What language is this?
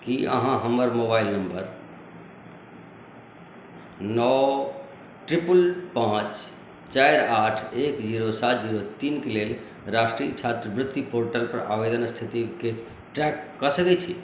Maithili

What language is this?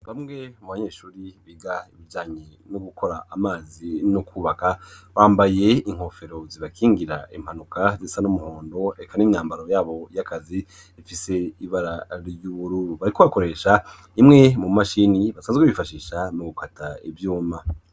Rundi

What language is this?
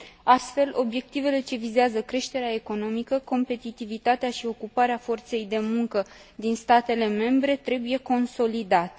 Romanian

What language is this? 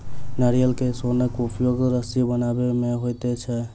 Maithili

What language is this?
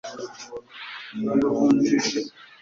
Kinyarwanda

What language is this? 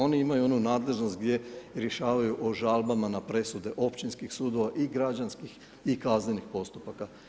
Croatian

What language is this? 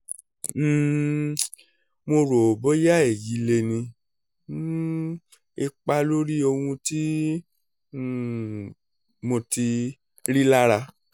Yoruba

